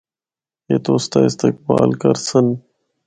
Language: Northern Hindko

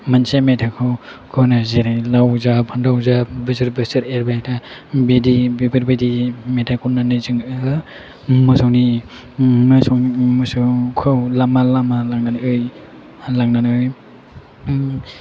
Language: Bodo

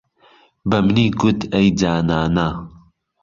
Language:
Central Kurdish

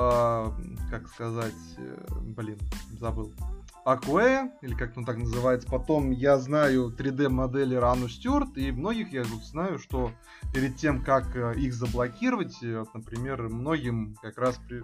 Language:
Russian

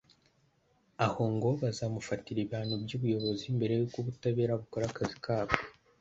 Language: Kinyarwanda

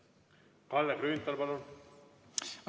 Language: Estonian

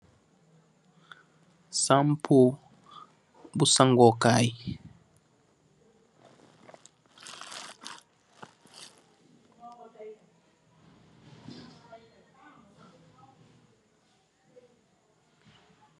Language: Wolof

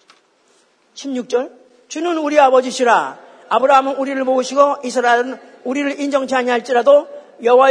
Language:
Korean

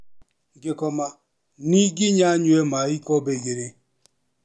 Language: Kikuyu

